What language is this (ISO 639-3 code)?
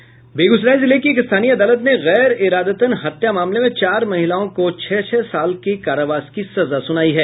hin